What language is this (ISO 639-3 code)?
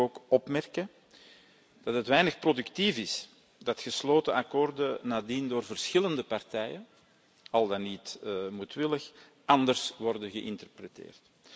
nld